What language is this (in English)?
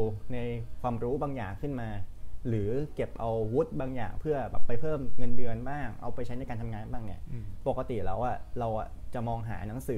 Thai